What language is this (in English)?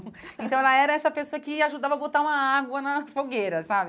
Portuguese